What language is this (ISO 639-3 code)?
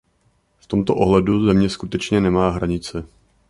ces